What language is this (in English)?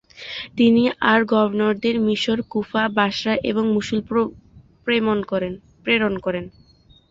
Bangla